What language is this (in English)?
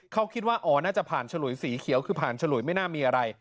Thai